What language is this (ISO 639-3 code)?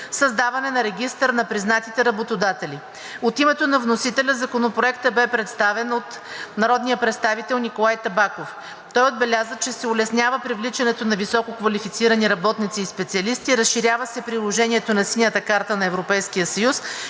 bul